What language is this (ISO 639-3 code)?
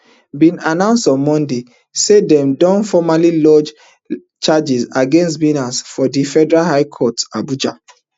pcm